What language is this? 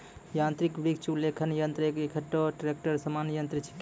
Maithili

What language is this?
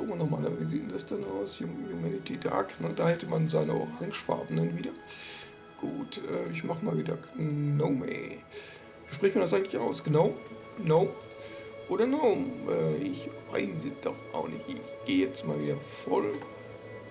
German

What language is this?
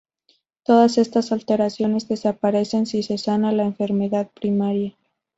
Spanish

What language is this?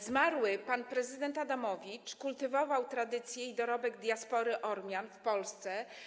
Polish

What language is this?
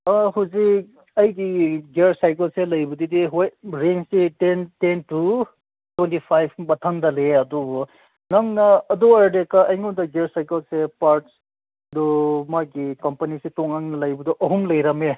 Manipuri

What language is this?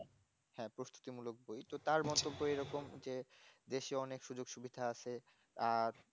Bangla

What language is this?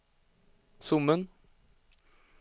Swedish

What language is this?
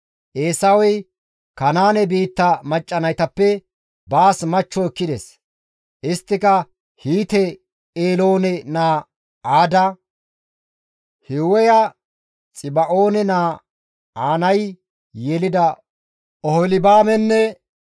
Gamo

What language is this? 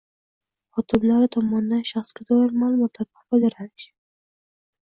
Uzbek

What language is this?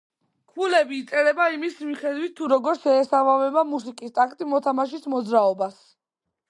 Georgian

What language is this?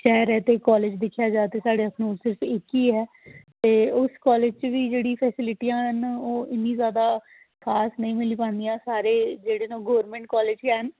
Dogri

